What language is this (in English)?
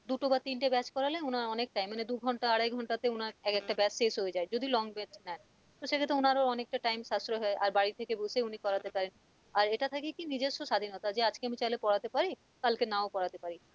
Bangla